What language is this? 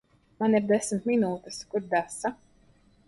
Latvian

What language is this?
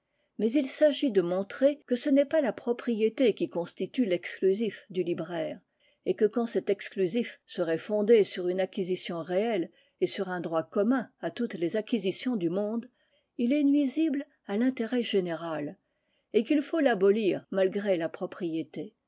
French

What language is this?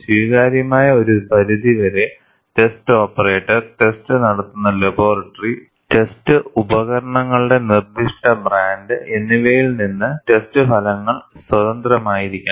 Malayalam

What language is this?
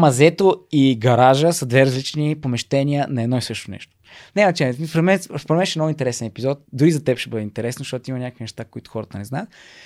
Bulgarian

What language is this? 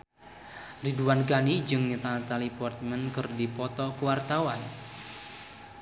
Sundanese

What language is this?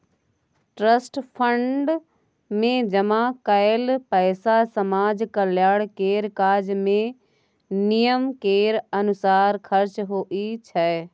Maithili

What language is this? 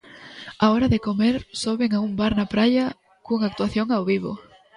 Galician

